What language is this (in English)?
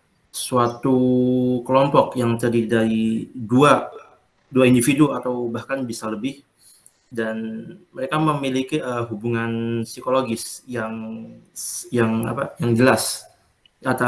Indonesian